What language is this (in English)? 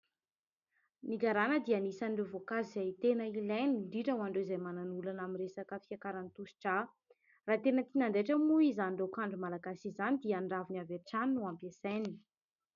Malagasy